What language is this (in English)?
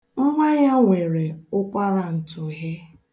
Igbo